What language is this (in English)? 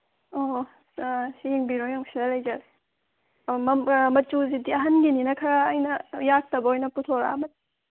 Manipuri